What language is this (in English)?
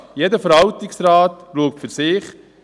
Swiss German